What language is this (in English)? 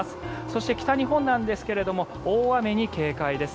Japanese